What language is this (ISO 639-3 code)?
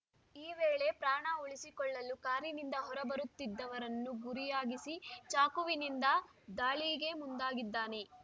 kan